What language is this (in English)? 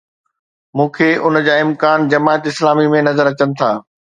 Sindhi